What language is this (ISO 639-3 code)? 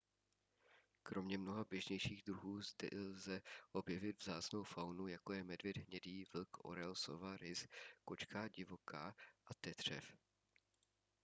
ces